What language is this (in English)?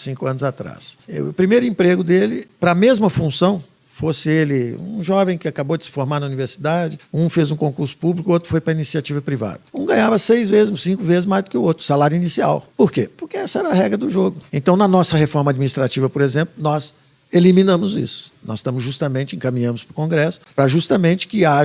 Portuguese